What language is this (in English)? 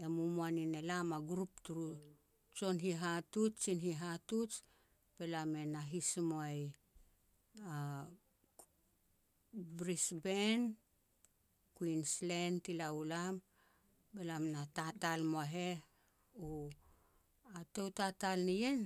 Petats